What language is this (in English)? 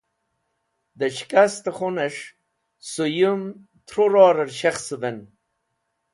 Wakhi